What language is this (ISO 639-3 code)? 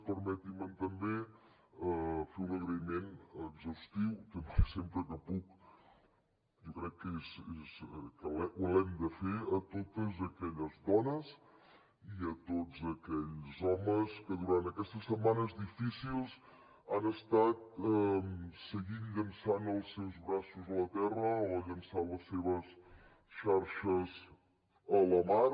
cat